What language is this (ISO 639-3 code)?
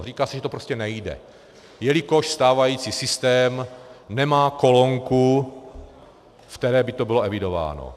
ces